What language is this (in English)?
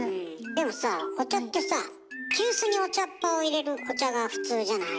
Japanese